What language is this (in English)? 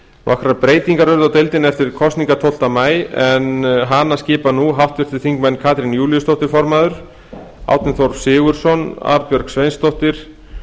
Icelandic